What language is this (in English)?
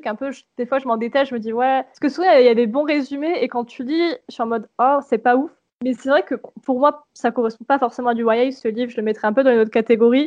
French